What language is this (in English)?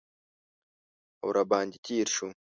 Pashto